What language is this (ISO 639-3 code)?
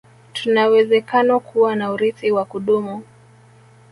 swa